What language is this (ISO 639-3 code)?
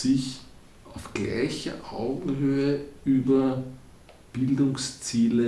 deu